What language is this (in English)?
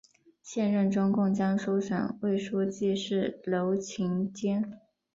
Chinese